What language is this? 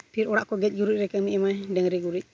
Santali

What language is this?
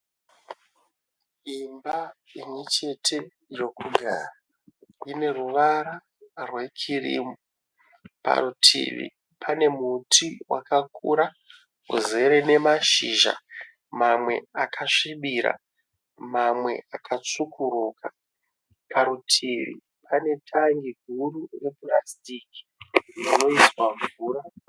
Shona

